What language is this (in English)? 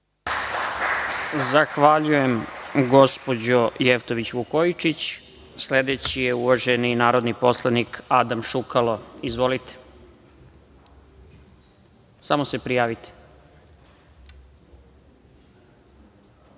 Serbian